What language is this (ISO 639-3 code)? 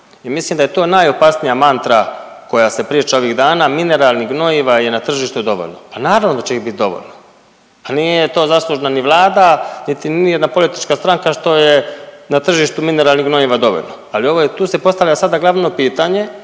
hrv